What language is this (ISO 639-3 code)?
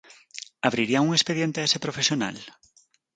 glg